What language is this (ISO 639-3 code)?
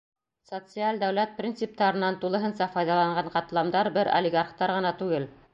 bak